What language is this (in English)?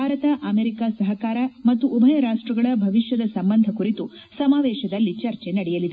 Kannada